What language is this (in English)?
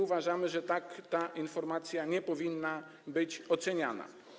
Polish